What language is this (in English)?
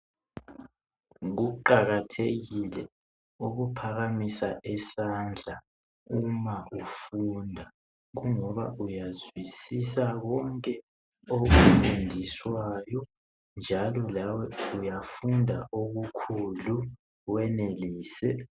North Ndebele